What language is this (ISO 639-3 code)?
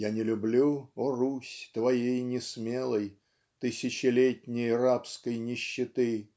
rus